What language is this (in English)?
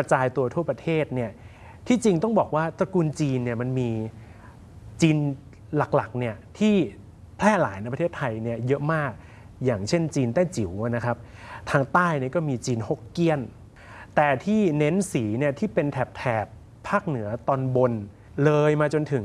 Thai